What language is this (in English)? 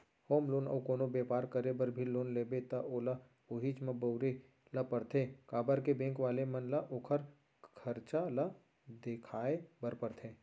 Chhattisgarhi